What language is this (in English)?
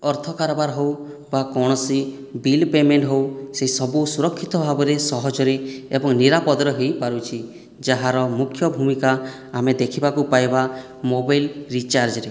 Odia